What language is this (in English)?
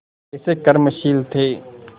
Hindi